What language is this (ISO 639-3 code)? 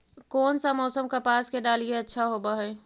mag